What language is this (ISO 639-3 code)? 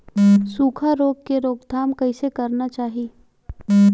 hne